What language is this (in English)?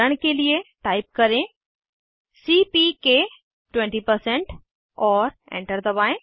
Hindi